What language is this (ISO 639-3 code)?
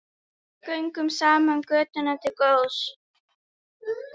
isl